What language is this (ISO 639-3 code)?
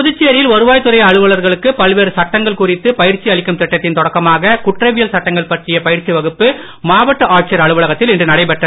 tam